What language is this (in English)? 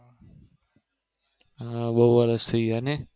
Gujarati